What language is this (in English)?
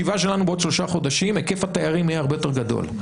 Hebrew